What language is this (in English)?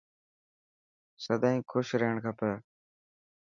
Dhatki